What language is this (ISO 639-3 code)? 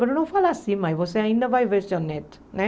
por